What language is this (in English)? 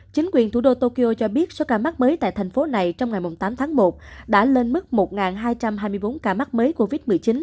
Vietnamese